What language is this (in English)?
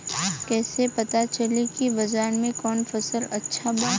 Bhojpuri